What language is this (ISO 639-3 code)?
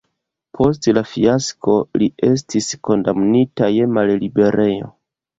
epo